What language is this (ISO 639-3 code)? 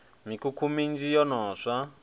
ven